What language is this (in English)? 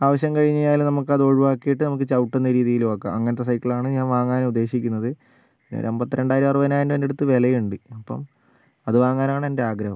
Malayalam